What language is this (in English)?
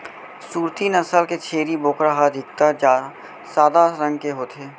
Chhattisgarhi